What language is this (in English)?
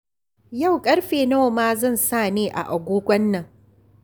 Hausa